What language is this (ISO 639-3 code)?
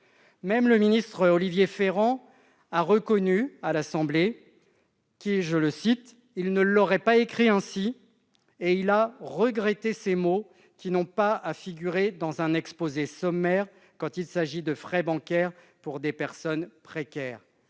fra